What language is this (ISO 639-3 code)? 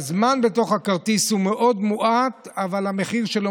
heb